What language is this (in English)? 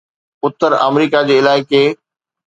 Sindhi